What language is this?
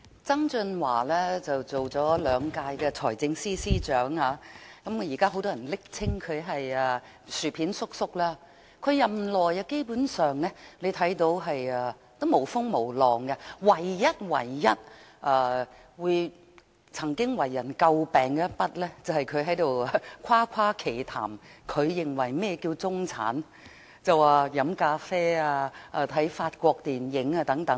Cantonese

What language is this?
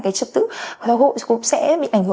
Vietnamese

